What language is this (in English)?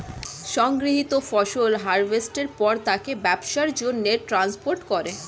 Bangla